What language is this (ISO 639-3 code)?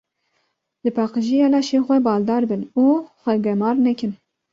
kur